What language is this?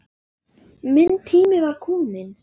Icelandic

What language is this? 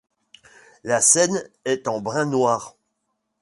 French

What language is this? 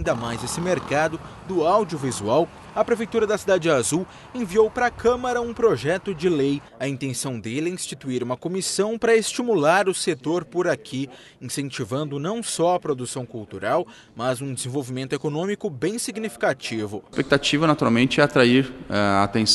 Portuguese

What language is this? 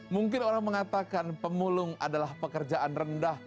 Indonesian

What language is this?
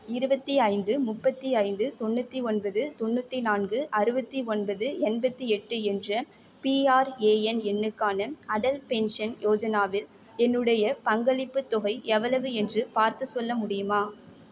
Tamil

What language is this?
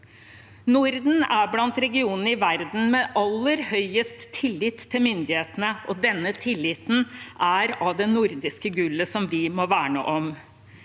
Norwegian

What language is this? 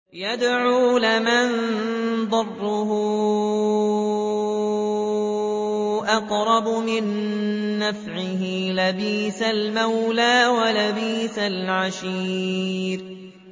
Arabic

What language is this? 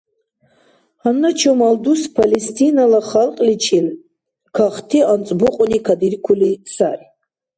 Dargwa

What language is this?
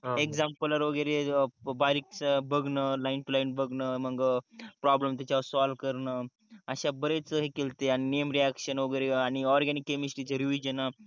Marathi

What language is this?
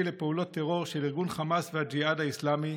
Hebrew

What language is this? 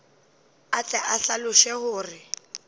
Northern Sotho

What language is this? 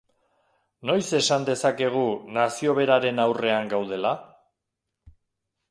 Basque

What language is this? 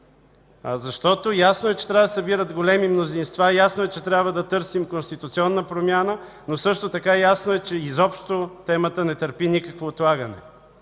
Bulgarian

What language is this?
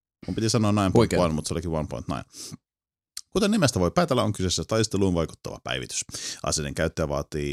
Finnish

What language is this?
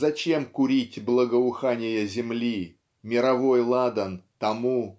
Russian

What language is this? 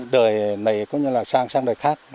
Vietnamese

